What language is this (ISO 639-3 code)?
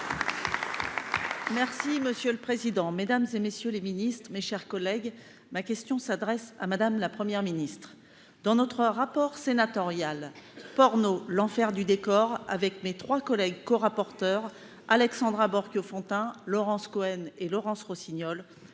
fra